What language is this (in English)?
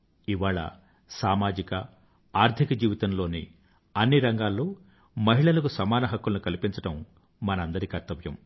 Telugu